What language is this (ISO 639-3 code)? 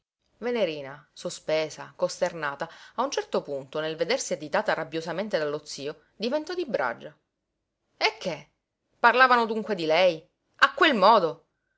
ita